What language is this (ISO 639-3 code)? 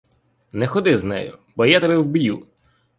ukr